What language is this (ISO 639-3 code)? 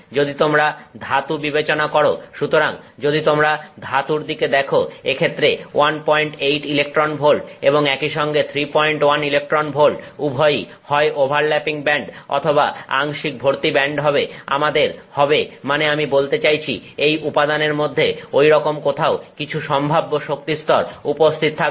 ben